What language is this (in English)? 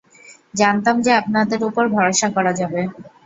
Bangla